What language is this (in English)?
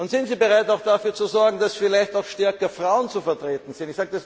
German